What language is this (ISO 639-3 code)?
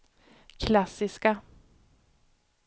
swe